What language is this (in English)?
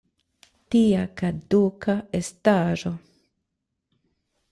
Esperanto